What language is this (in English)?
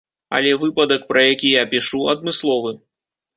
Belarusian